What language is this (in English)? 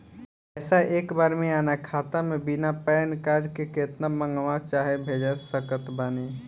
Bhojpuri